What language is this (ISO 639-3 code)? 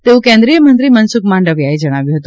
guj